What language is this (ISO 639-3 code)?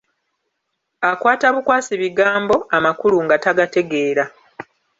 lug